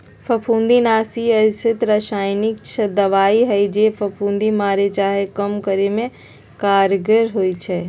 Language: Magahi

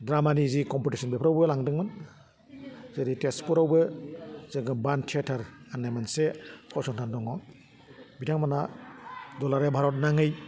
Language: Bodo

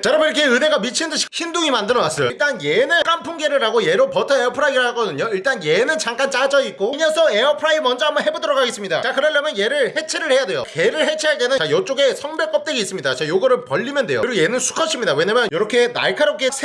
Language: Korean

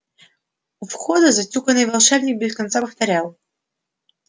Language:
Russian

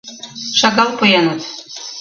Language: Mari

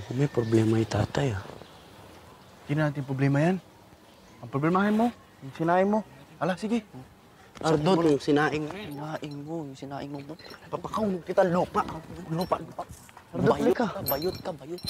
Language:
Filipino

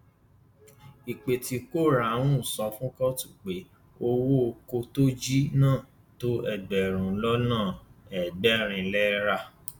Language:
Yoruba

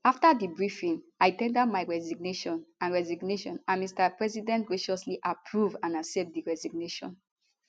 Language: Nigerian Pidgin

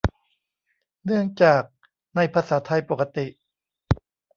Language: Thai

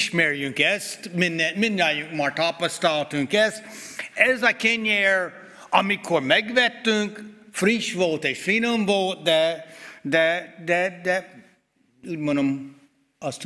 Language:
Hungarian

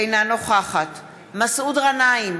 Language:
Hebrew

